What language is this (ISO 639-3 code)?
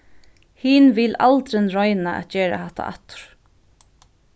fao